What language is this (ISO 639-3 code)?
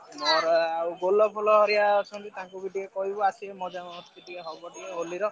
ori